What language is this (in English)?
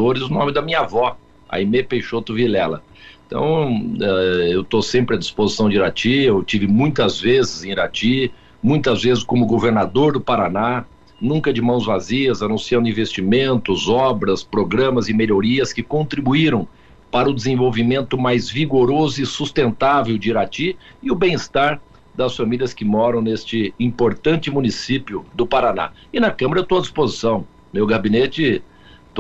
Portuguese